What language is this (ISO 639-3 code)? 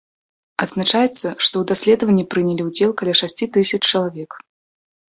bel